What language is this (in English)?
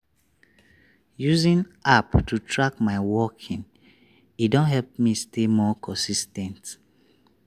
Nigerian Pidgin